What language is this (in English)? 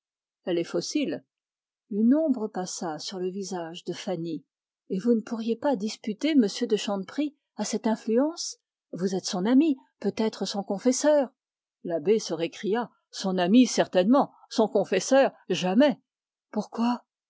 French